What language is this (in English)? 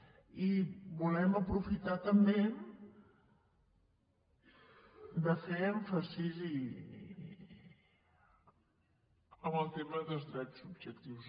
Catalan